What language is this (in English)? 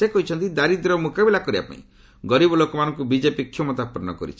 Odia